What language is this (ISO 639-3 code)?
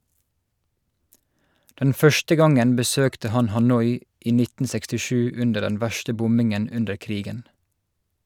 nor